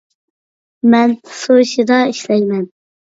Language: Uyghur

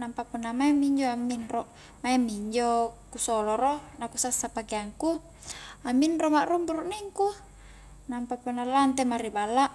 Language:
Highland Konjo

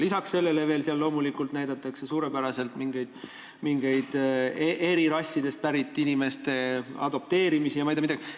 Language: Estonian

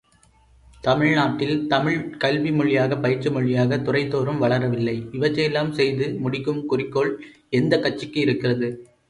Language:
Tamil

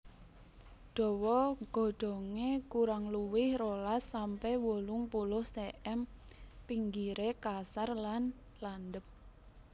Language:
Javanese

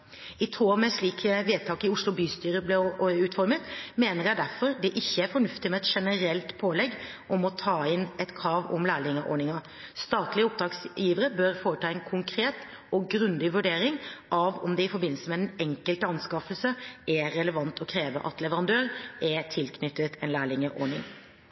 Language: Norwegian Bokmål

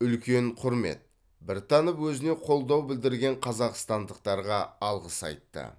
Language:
Kazakh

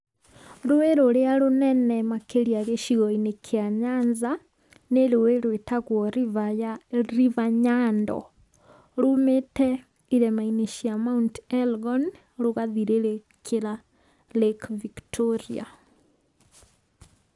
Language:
Kikuyu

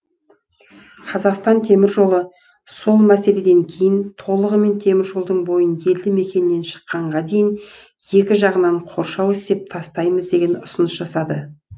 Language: Kazakh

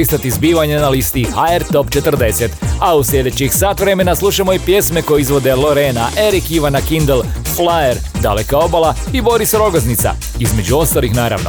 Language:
Croatian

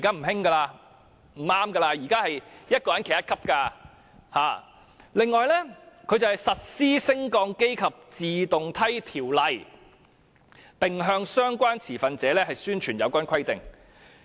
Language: Cantonese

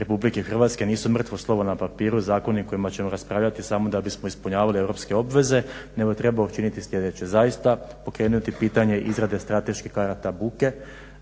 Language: Croatian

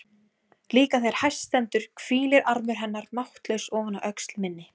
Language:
Icelandic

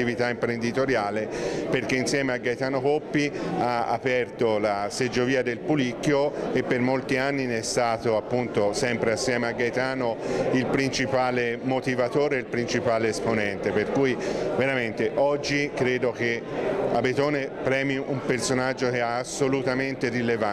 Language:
Italian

